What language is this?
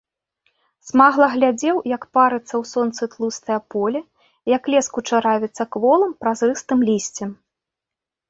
Belarusian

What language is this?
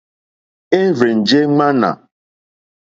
Mokpwe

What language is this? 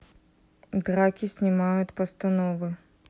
Russian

